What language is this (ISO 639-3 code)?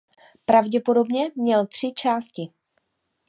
ces